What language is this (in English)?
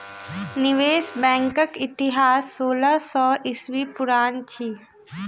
Maithili